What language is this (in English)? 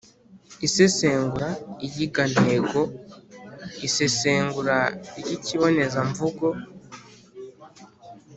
Kinyarwanda